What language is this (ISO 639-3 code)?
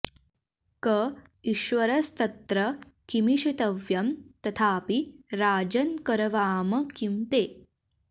san